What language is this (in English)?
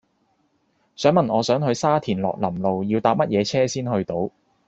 Cantonese